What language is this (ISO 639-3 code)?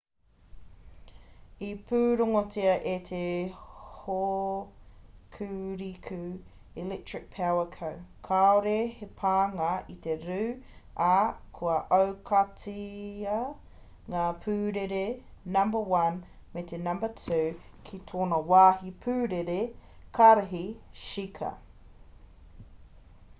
mri